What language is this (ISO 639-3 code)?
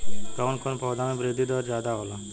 bho